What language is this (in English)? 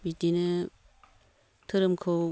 Bodo